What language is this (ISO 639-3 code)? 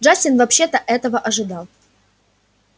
rus